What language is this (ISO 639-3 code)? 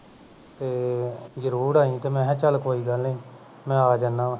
pan